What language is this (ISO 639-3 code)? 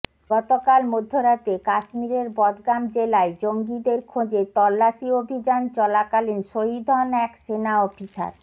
ben